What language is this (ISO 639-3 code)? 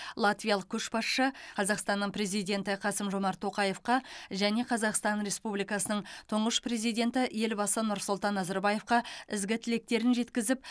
kaz